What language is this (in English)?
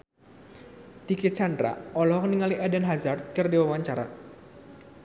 Sundanese